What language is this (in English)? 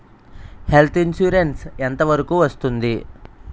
Telugu